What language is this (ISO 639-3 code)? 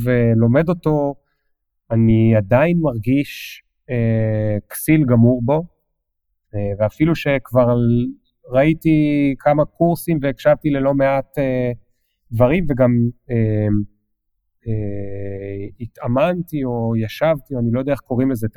heb